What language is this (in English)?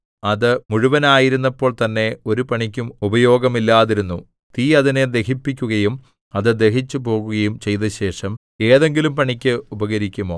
Malayalam